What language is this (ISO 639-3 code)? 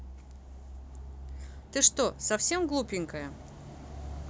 rus